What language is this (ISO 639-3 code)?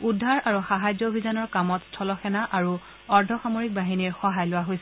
asm